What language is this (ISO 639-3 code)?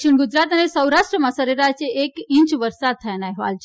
guj